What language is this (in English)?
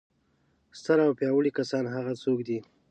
Pashto